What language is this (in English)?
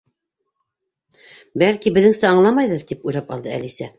Bashkir